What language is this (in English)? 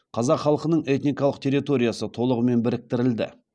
Kazakh